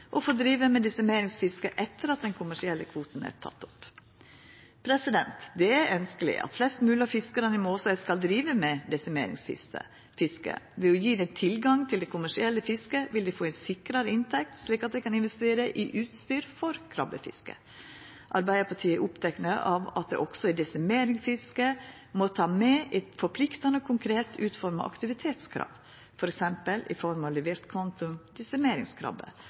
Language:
Norwegian Nynorsk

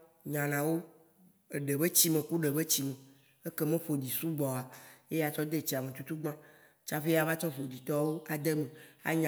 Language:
Waci Gbe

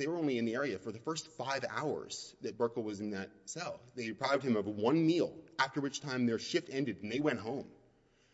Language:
English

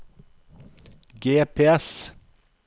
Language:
Norwegian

